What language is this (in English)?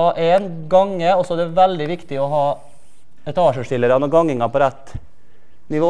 Norwegian